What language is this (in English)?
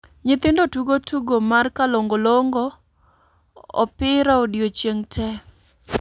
Luo (Kenya and Tanzania)